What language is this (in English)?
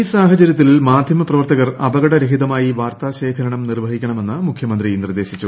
Malayalam